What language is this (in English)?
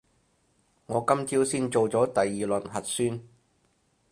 Cantonese